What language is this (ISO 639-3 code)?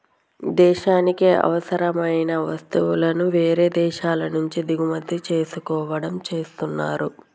tel